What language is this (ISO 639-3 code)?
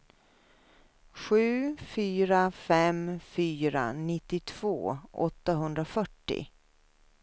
swe